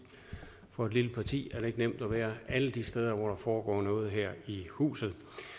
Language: Danish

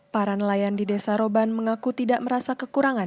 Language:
Indonesian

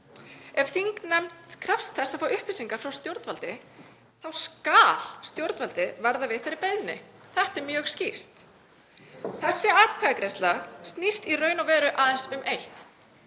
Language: Icelandic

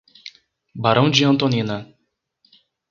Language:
Portuguese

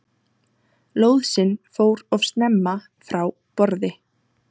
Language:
Icelandic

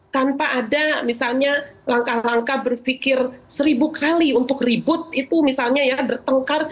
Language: Indonesian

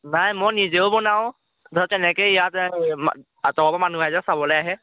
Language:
Assamese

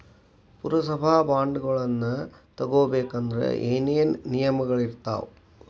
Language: Kannada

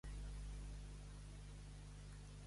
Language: Catalan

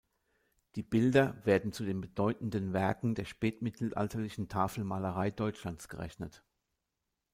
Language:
German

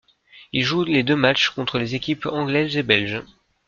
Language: French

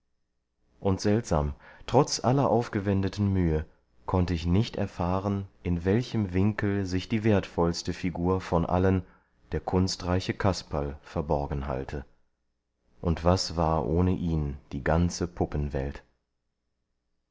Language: German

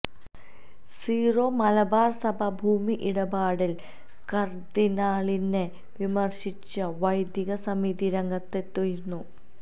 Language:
Malayalam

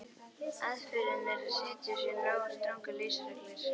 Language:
Icelandic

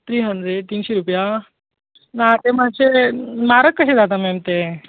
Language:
Konkani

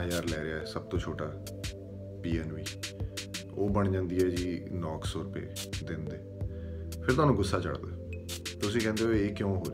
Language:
Punjabi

